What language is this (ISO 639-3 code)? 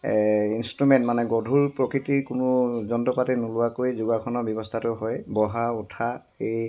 asm